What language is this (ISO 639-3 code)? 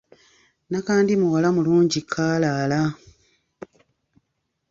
lug